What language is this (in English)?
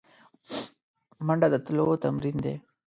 Pashto